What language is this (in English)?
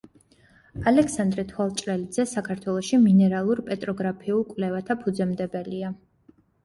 Georgian